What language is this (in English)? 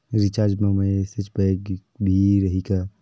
Chhattisgarhi